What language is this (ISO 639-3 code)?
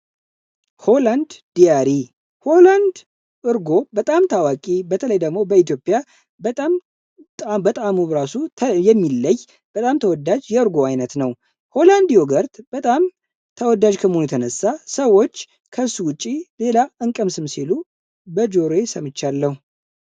amh